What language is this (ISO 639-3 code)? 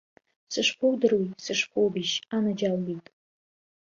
abk